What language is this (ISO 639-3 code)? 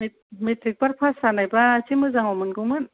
brx